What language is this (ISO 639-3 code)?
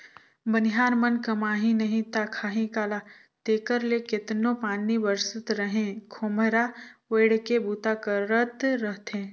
hne